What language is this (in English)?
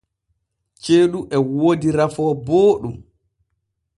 Borgu Fulfulde